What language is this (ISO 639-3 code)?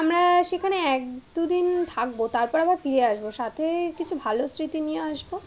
ben